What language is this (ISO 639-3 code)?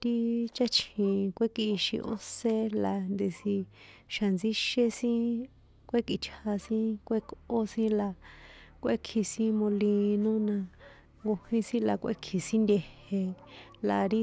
poe